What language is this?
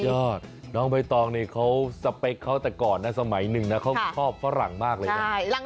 Thai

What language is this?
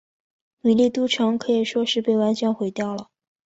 Chinese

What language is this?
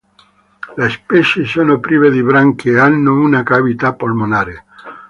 Italian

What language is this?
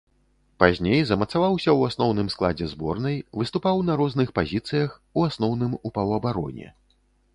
Belarusian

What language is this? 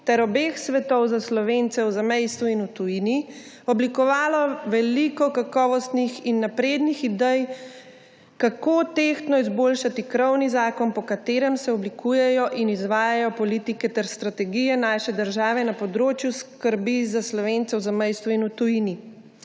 Slovenian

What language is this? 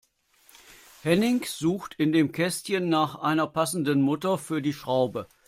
German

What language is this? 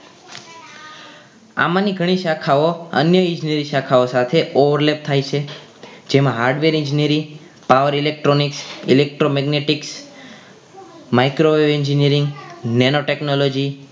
Gujarati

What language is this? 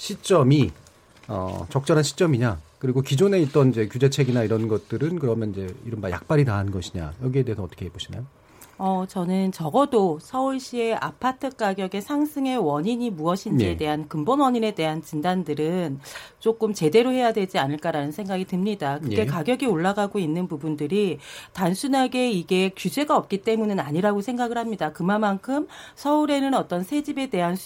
Korean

